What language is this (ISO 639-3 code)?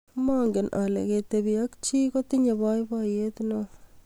kln